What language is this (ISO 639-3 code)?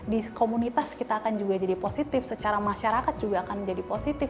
ind